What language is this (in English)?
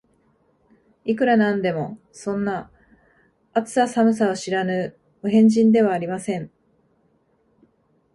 Japanese